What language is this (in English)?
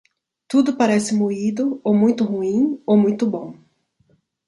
Portuguese